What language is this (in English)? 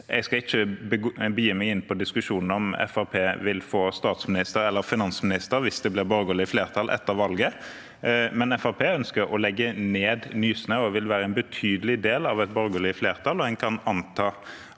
Norwegian